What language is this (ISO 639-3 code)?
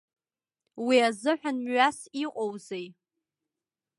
abk